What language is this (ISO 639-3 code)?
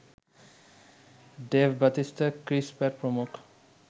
ben